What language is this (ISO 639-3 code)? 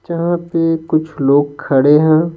hin